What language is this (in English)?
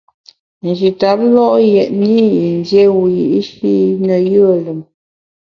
Bamun